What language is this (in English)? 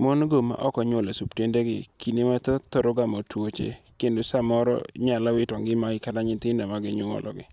Luo (Kenya and Tanzania)